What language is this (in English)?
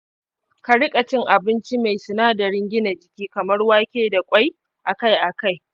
Hausa